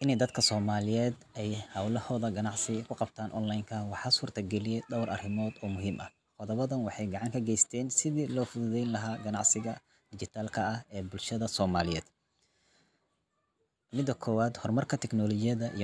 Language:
Somali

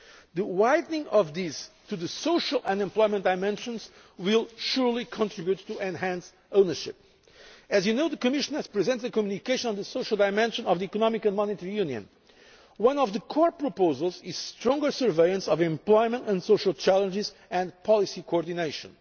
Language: English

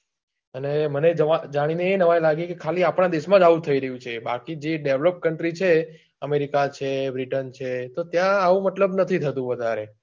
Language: Gujarati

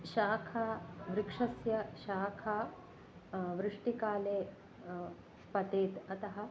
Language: Sanskrit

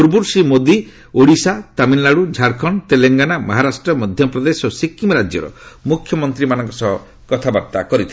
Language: Odia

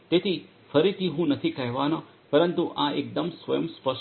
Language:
Gujarati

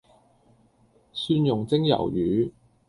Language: Cantonese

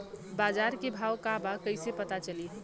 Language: Bhojpuri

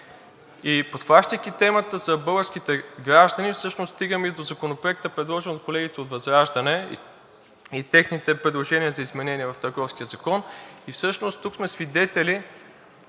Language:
Bulgarian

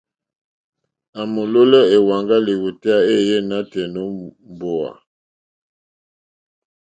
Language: Mokpwe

